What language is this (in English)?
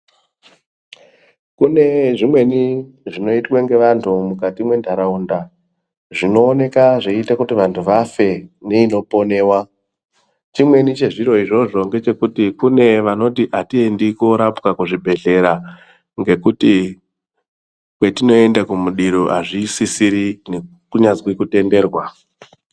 Ndau